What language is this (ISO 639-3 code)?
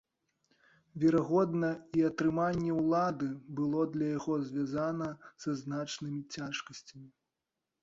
bel